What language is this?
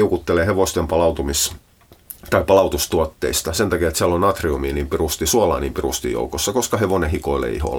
Finnish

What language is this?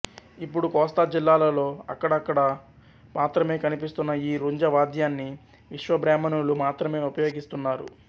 Telugu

